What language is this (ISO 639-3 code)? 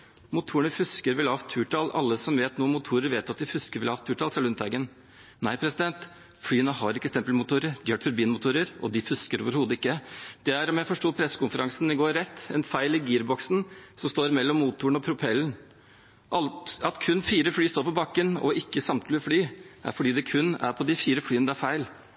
nob